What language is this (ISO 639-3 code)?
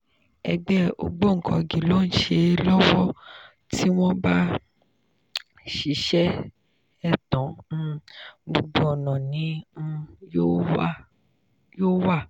yor